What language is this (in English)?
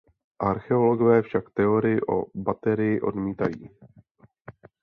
Czech